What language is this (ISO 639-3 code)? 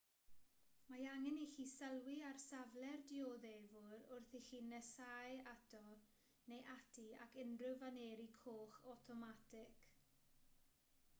cym